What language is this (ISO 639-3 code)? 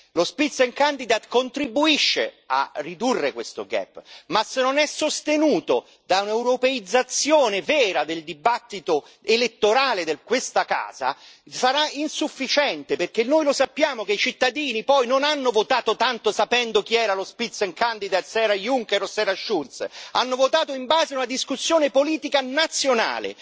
ita